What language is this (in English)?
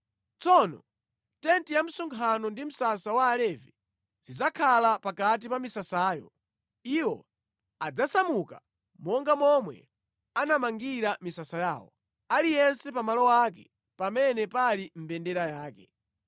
Nyanja